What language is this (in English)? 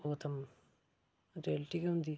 Dogri